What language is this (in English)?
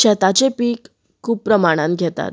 Konkani